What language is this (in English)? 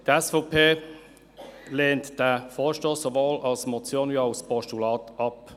Swiss German